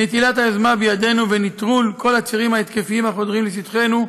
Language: Hebrew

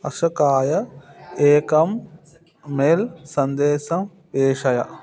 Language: Sanskrit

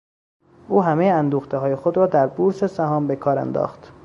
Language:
Persian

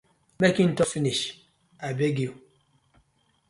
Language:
Nigerian Pidgin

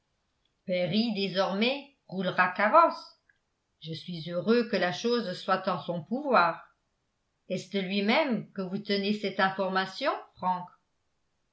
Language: French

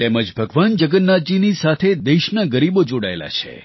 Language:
Gujarati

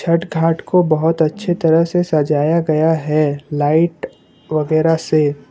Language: Hindi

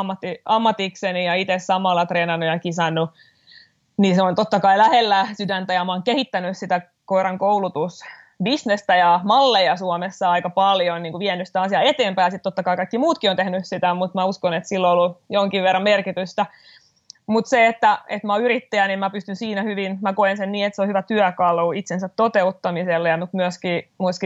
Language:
Finnish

